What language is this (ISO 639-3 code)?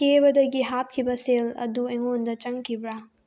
mni